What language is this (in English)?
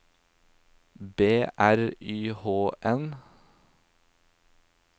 Norwegian